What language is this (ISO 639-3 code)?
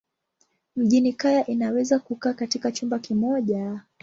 swa